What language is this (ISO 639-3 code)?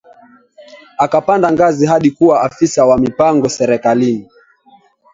swa